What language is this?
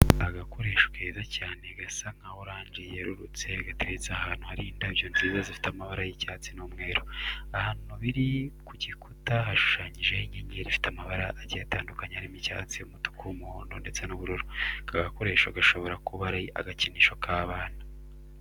Kinyarwanda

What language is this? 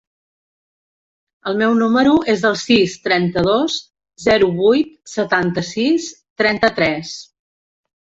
Catalan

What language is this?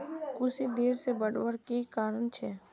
Magahi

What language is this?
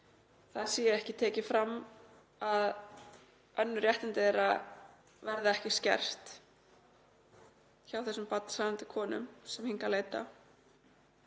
Icelandic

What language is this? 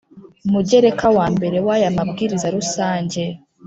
Kinyarwanda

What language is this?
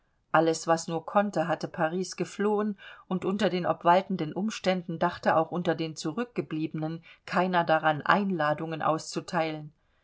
German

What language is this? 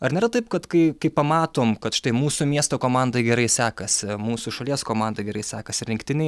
Lithuanian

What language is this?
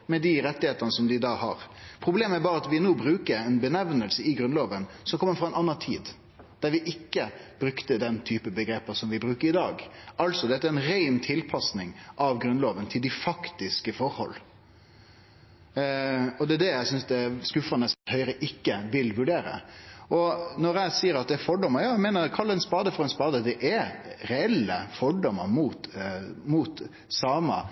Norwegian Nynorsk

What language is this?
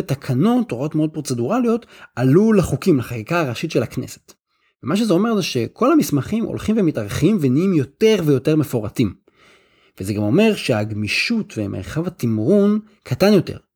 Hebrew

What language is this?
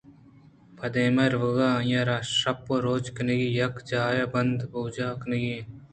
Eastern Balochi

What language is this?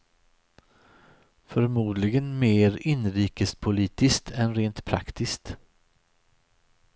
Swedish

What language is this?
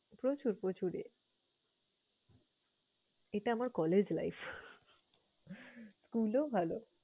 Bangla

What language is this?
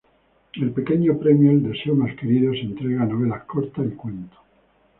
Spanish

